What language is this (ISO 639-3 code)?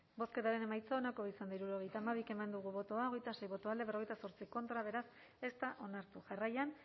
eus